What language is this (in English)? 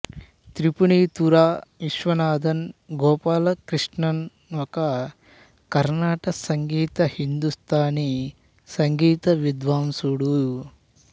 Telugu